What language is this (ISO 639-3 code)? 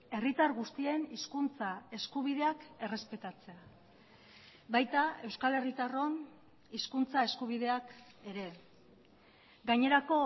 eus